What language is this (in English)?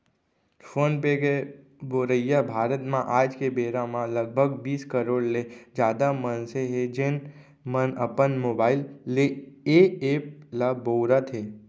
Chhattisgarhi